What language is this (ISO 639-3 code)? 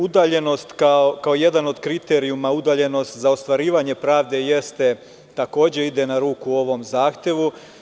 srp